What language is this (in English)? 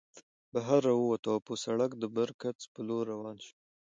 Pashto